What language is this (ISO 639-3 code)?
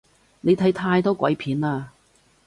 yue